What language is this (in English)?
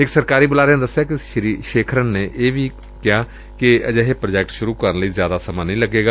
Punjabi